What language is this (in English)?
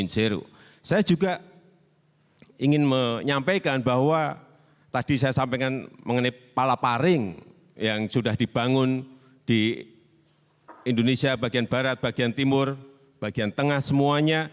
Indonesian